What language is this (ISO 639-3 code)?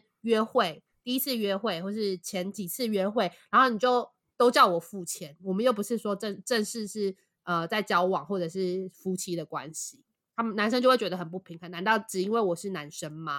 zho